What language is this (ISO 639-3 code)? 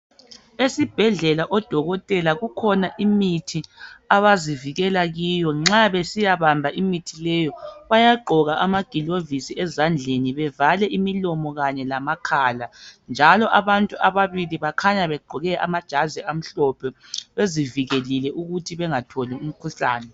nde